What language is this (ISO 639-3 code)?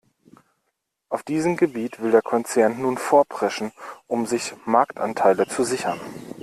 deu